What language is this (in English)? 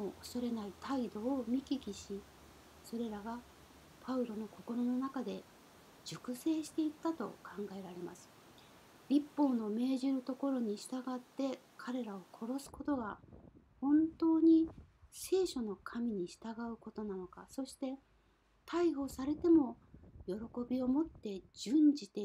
Japanese